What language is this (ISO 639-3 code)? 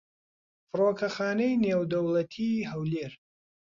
ckb